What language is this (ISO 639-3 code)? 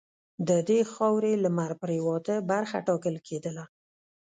pus